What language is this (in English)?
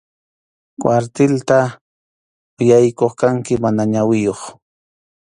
Arequipa-La Unión Quechua